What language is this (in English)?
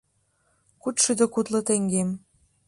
Mari